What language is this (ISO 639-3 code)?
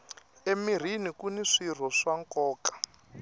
tso